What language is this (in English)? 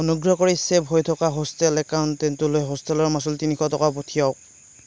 Assamese